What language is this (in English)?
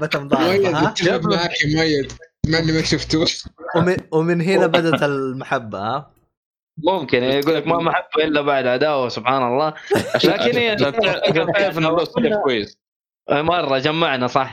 Arabic